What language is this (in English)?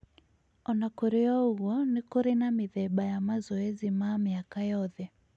Kikuyu